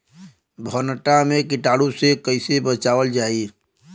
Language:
Bhojpuri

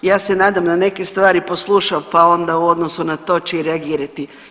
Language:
Croatian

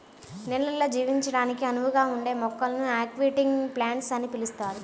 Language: Telugu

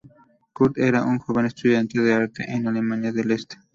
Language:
Spanish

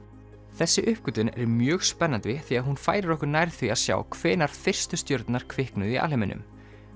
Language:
Icelandic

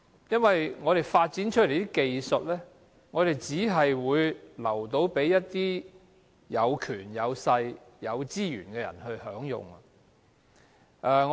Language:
Cantonese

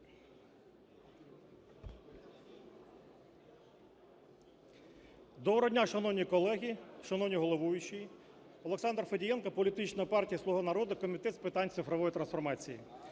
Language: Ukrainian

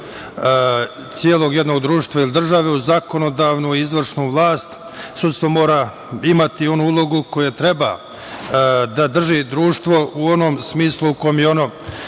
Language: Serbian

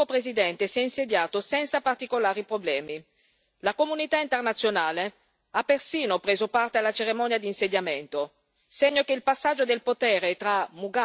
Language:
Italian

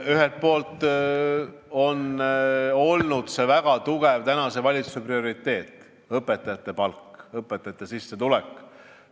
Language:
Estonian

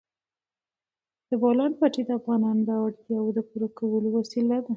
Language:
Pashto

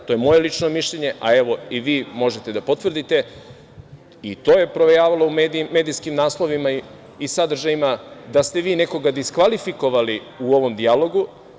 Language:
Serbian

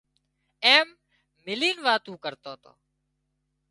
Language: Wadiyara Koli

